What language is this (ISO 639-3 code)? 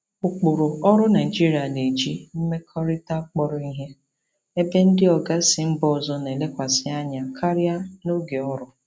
ibo